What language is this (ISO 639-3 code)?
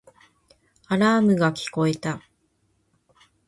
jpn